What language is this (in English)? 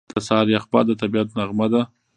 Pashto